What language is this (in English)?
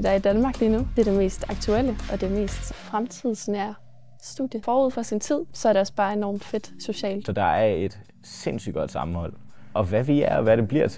Danish